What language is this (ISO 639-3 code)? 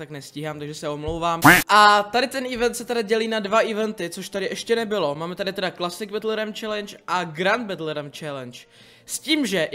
ces